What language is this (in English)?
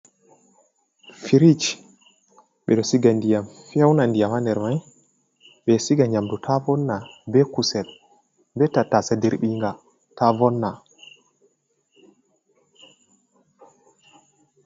Fula